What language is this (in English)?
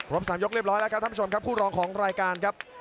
Thai